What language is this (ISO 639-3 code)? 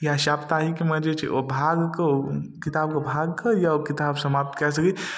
mai